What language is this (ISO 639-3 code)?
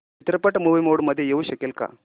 mar